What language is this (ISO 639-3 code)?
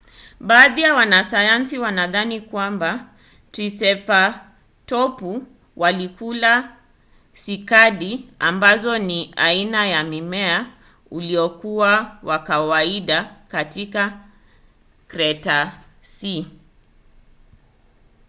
swa